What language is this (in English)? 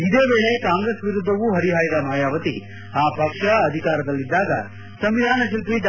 Kannada